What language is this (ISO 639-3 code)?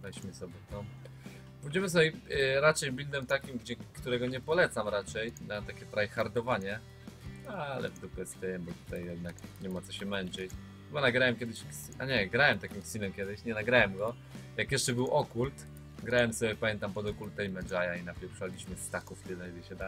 pol